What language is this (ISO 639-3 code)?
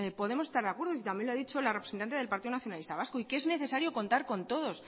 spa